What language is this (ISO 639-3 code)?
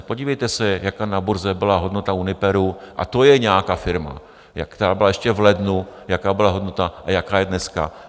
ces